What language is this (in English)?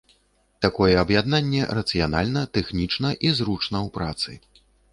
Belarusian